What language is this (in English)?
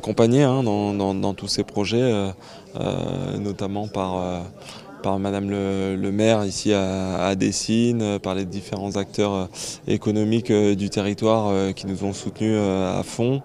French